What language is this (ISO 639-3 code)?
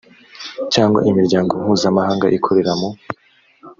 kin